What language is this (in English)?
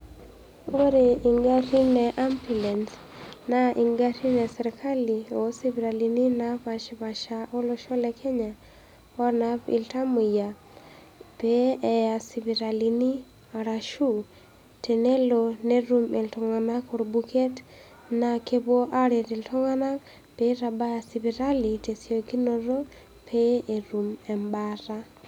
Masai